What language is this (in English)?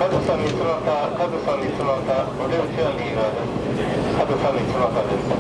Japanese